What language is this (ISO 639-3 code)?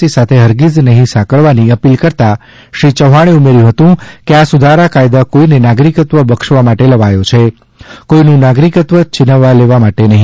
guj